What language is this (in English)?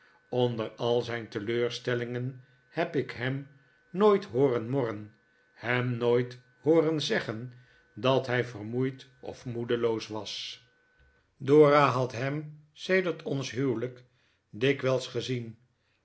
Dutch